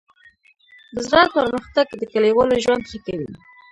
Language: Pashto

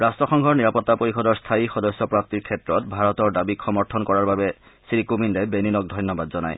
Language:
Assamese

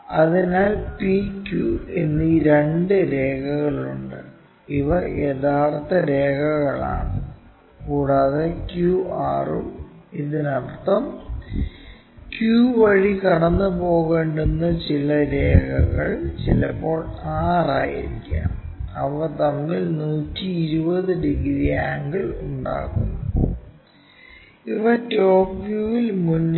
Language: Malayalam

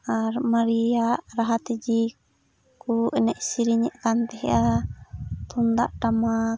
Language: Santali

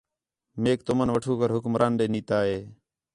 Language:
Khetrani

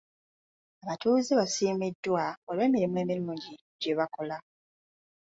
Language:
Ganda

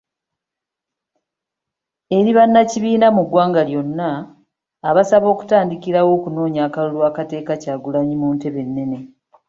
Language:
Ganda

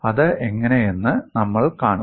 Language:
Malayalam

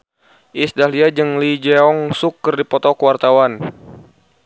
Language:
Sundanese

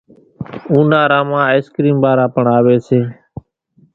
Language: Kachi Koli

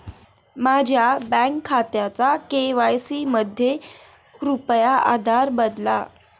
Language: Marathi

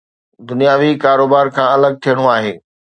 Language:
Sindhi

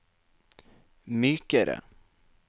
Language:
Norwegian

